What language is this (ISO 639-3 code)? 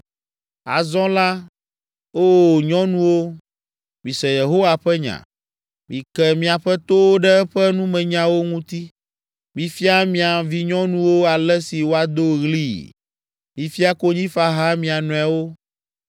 ewe